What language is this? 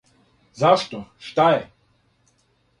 Serbian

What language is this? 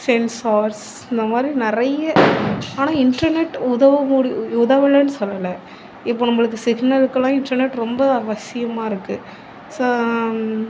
Tamil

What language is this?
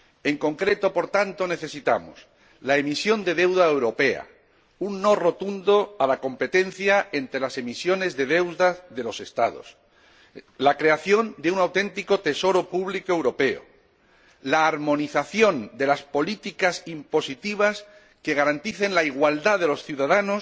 Spanish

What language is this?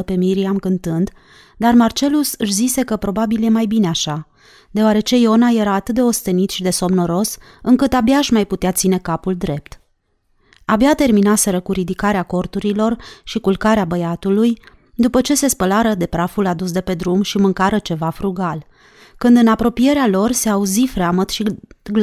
Romanian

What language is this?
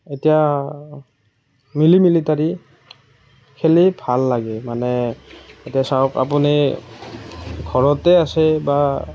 Assamese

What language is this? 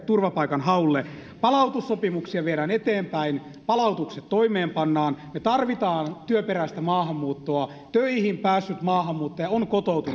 Finnish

